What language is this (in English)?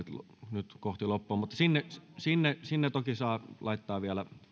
Finnish